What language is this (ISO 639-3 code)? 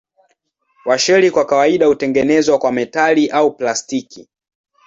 swa